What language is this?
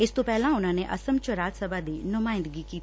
Punjabi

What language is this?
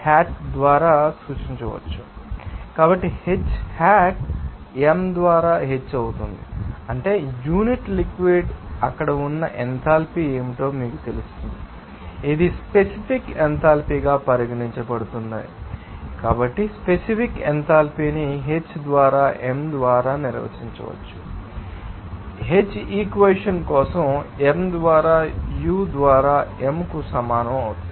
Telugu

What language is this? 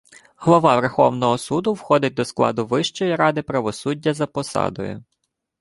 Ukrainian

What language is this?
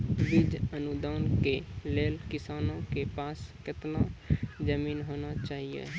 Maithili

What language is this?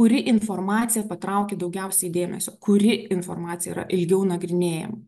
Lithuanian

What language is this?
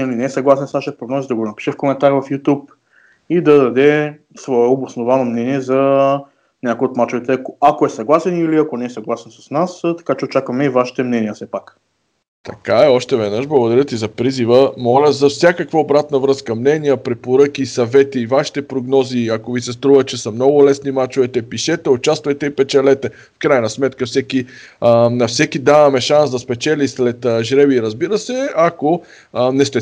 Bulgarian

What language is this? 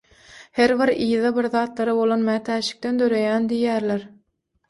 Turkmen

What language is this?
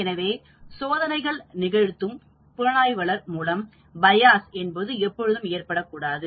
Tamil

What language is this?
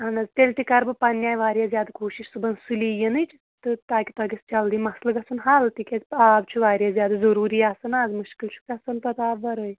Kashmiri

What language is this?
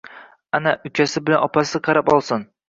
Uzbek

